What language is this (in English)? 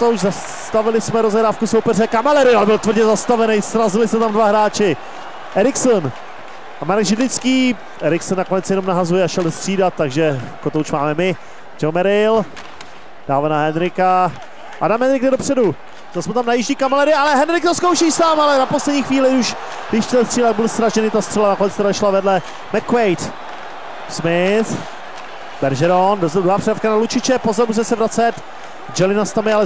Czech